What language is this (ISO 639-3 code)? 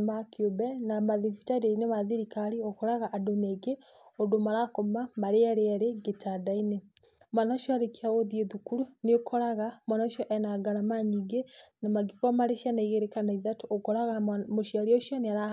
kik